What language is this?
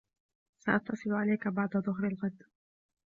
Arabic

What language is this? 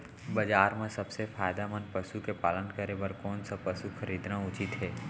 Chhattisgarhi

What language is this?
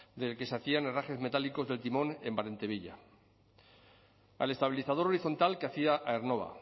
Spanish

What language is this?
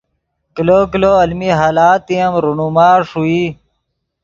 Yidgha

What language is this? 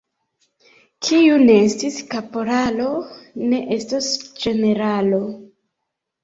Esperanto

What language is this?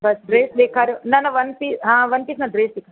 Sindhi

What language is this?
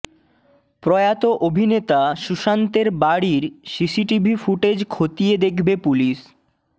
Bangla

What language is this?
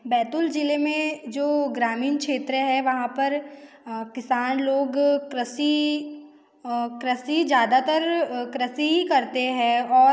Hindi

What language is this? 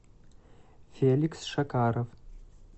Russian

